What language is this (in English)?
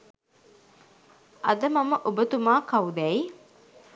Sinhala